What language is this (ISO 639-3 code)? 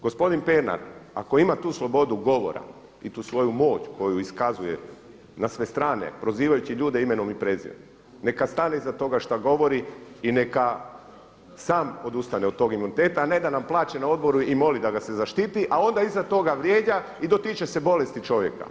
hrv